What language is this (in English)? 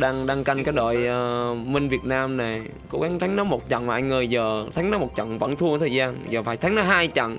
Vietnamese